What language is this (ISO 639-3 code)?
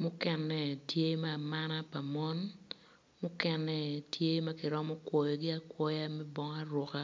ach